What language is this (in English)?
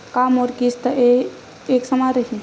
Chhattisgarhi